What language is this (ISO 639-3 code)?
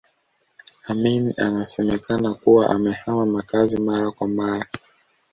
swa